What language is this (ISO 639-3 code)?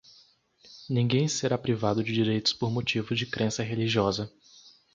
por